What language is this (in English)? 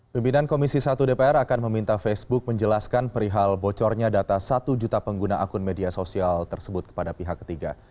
Indonesian